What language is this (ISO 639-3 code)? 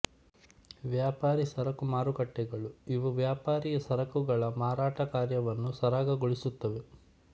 kan